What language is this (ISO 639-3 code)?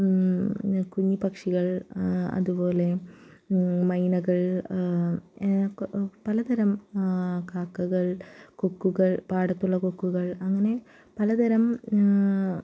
mal